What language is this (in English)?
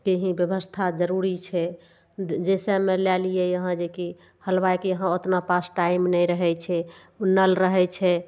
Maithili